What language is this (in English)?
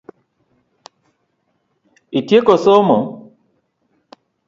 Luo (Kenya and Tanzania)